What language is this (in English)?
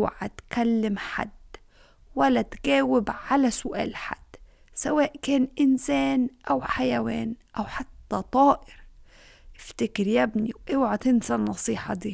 Arabic